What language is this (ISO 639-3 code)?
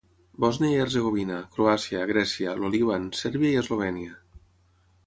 cat